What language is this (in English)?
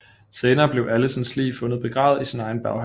Danish